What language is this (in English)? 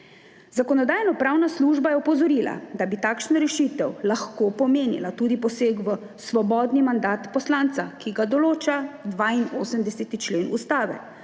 Slovenian